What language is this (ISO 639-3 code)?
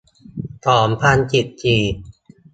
tha